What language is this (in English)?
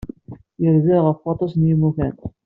Kabyle